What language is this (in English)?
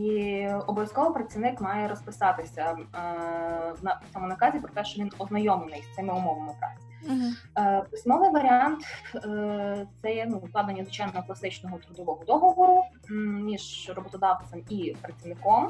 Ukrainian